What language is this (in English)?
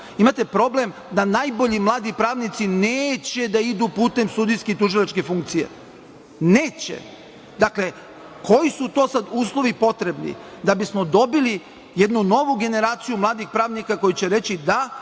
Serbian